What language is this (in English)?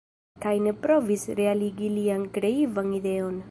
Esperanto